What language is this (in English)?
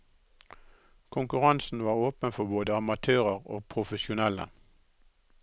Norwegian